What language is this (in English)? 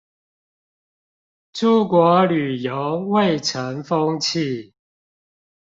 Chinese